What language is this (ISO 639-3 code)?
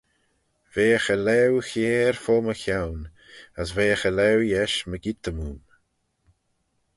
glv